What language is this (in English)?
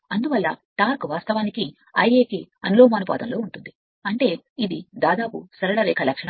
Telugu